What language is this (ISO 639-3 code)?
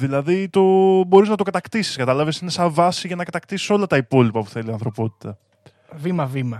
ell